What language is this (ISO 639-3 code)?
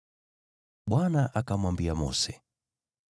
swa